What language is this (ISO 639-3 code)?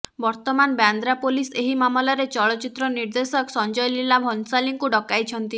ori